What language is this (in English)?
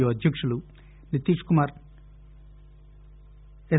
Telugu